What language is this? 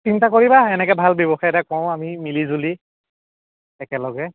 Assamese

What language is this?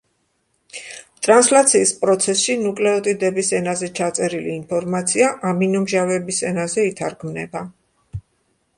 Georgian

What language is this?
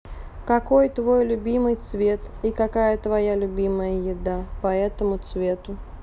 Russian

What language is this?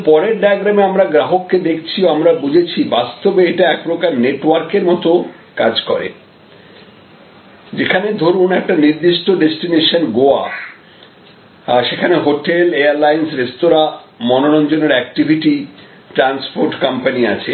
Bangla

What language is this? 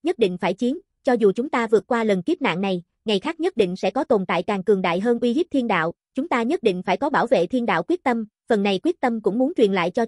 Vietnamese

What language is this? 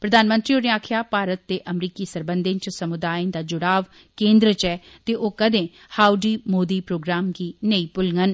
Dogri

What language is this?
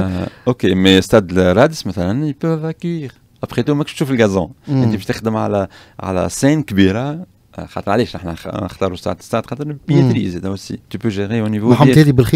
Arabic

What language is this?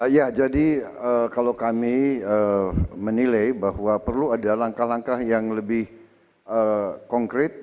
Indonesian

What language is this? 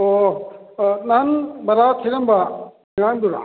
Manipuri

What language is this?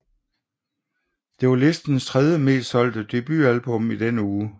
Danish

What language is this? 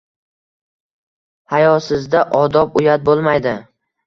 Uzbek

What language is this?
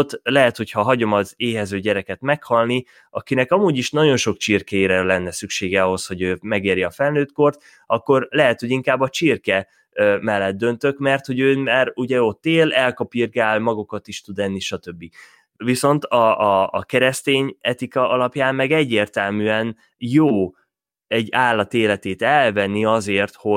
Hungarian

